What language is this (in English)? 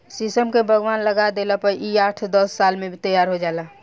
Bhojpuri